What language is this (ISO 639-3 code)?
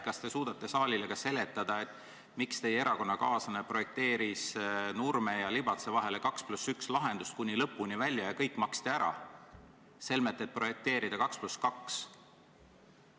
est